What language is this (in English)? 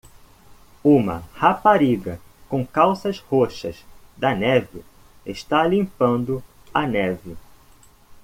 Portuguese